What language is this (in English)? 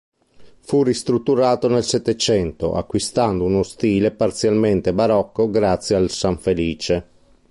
Italian